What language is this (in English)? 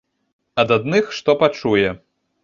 Belarusian